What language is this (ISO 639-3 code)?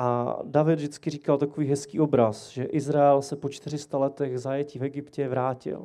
ces